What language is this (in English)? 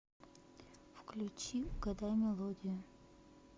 Russian